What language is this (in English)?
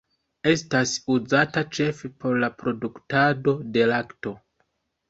Esperanto